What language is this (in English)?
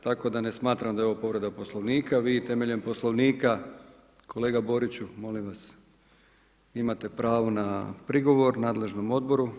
Croatian